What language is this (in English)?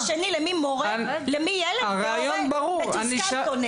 Hebrew